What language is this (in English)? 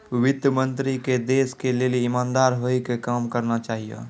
Maithili